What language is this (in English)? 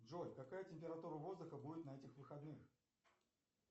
Russian